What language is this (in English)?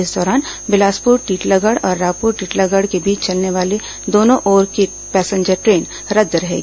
Hindi